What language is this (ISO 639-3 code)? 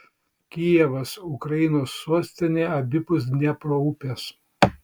lit